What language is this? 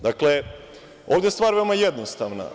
Serbian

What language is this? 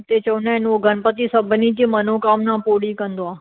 Sindhi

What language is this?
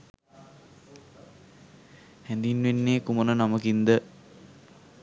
Sinhala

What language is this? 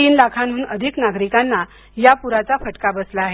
Marathi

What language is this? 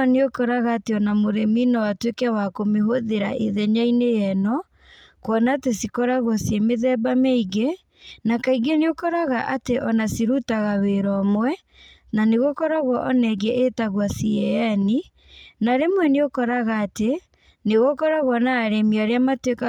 Kikuyu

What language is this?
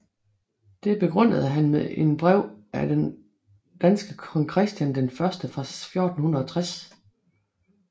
Danish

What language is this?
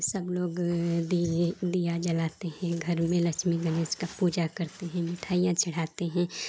Hindi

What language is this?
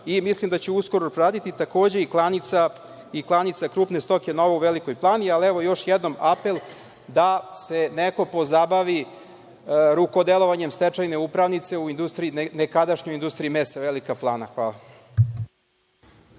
Serbian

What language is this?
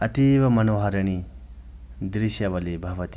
Sanskrit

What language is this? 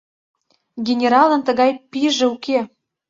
Mari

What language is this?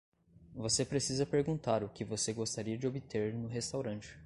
Portuguese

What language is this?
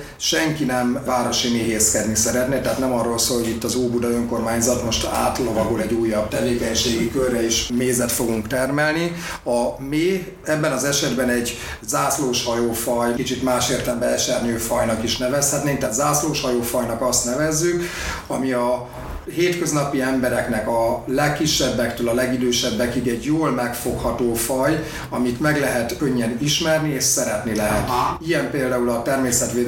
Hungarian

